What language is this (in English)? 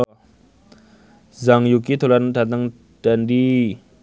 Javanese